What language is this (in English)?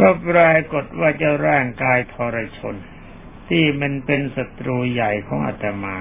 Thai